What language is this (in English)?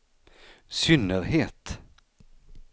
Swedish